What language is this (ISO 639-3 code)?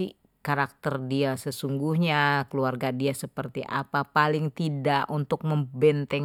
bew